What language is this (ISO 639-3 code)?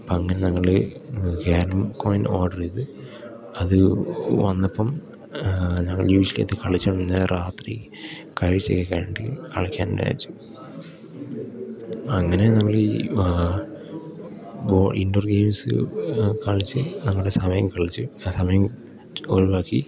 mal